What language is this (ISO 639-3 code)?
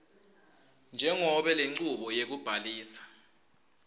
ssw